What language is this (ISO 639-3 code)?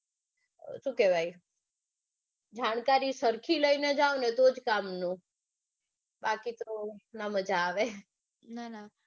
guj